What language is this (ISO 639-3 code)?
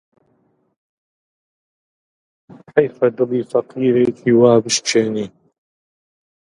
ckb